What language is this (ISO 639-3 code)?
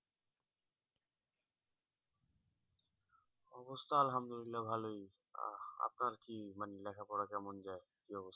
ben